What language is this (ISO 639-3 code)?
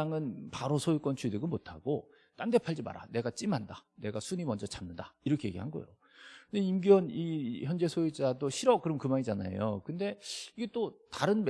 kor